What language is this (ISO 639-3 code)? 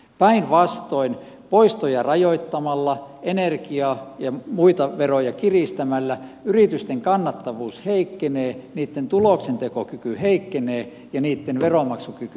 fin